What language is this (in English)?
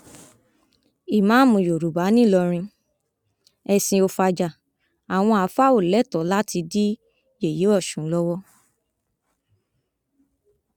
Yoruba